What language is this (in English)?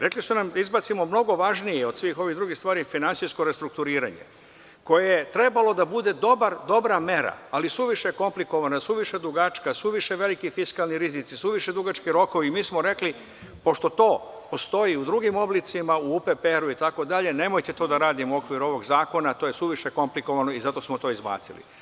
Serbian